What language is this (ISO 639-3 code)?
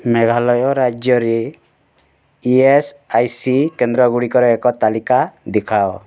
ori